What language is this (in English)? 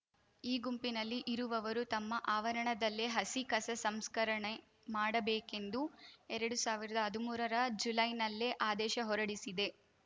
Kannada